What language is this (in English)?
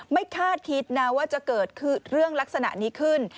Thai